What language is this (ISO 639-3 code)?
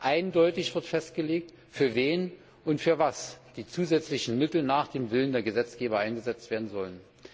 deu